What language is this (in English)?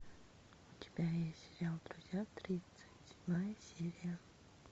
Russian